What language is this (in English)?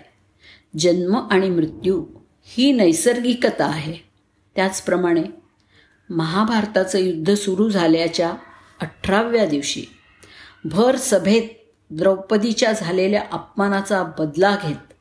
Marathi